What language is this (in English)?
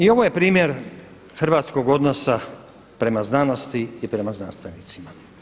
Croatian